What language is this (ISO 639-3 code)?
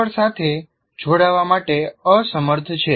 guj